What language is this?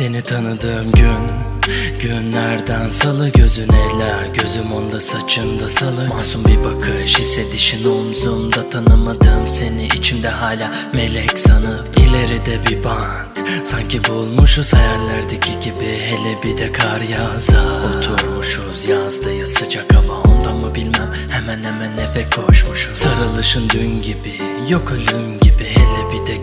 Turkish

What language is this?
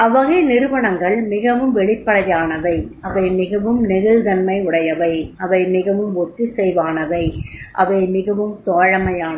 Tamil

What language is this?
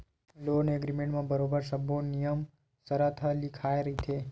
Chhattisgarhi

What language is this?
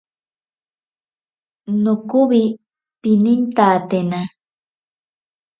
Ashéninka Perené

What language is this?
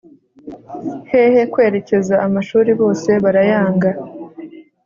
Kinyarwanda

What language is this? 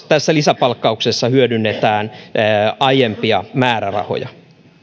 Finnish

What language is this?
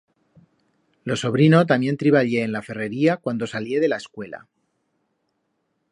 Aragonese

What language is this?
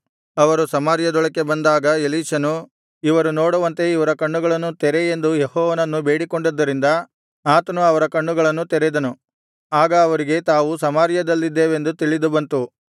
Kannada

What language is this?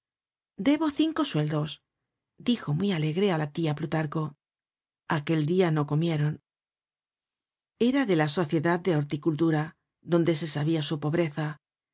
Spanish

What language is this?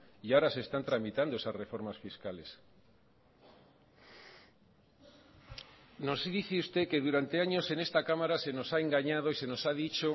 Spanish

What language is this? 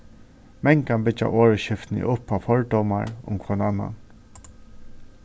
Faroese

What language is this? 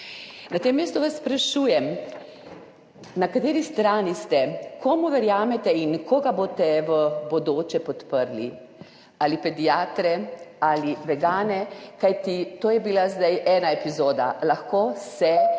Slovenian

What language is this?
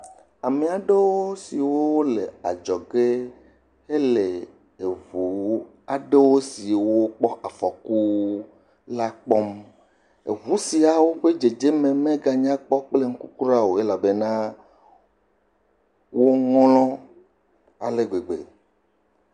Ewe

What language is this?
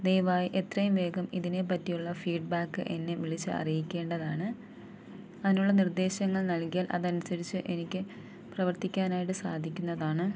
Malayalam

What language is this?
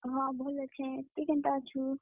Odia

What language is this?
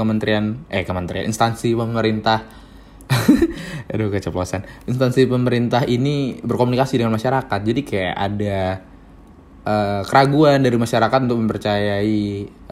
Indonesian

